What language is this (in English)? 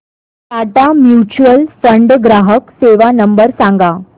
Marathi